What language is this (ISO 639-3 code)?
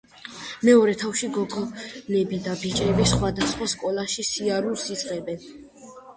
kat